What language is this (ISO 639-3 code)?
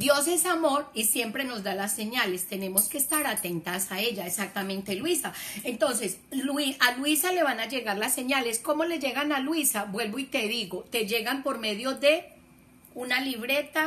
spa